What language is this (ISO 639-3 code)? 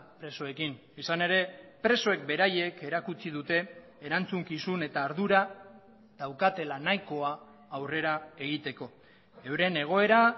eus